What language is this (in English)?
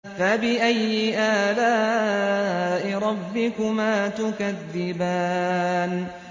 Arabic